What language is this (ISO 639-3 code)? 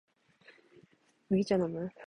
jpn